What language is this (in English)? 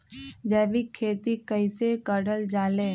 Magahi